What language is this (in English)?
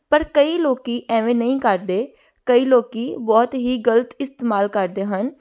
Punjabi